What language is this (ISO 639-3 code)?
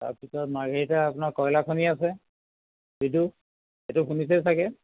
asm